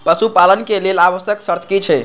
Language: Maithili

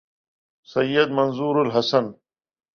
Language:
Urdu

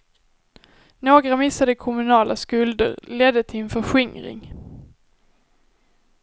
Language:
Swedish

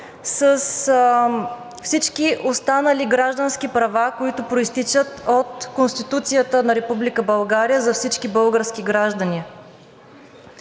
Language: Bulgarian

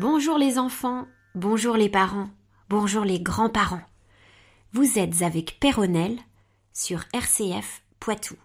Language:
French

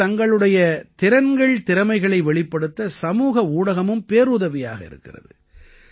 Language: Tamil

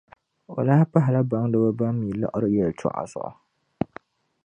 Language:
Dagbani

